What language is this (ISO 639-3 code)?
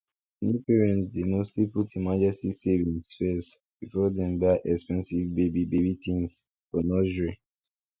pcm